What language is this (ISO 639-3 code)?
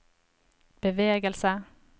nor